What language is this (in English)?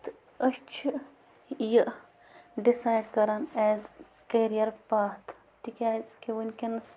Kashmiri